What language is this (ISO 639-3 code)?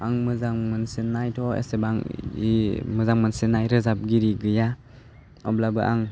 brx